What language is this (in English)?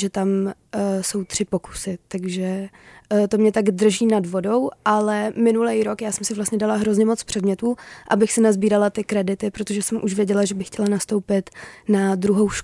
Czech